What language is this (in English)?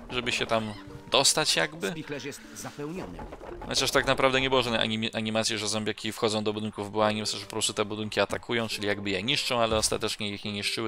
Polish